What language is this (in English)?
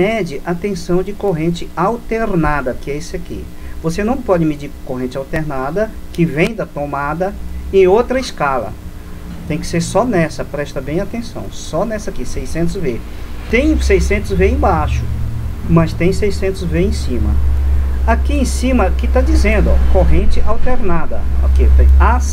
Portuguese